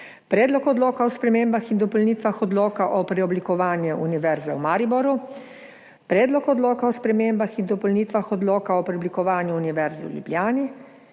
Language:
Slovenian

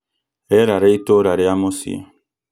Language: Kikuyu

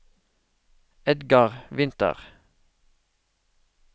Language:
Norwegian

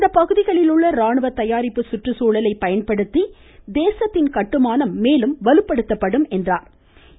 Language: Tamil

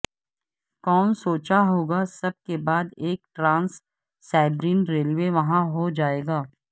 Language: Urdu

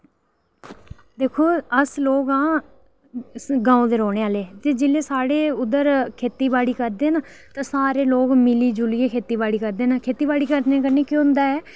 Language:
Dogri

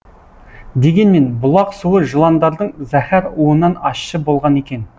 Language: Kazakh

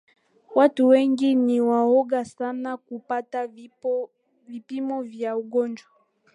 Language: Swahili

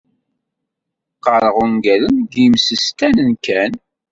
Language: Kabyle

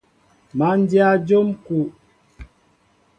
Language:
Mbo (Cameroon)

